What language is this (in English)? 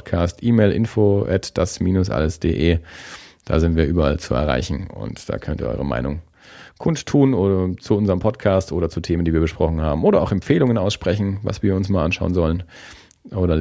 German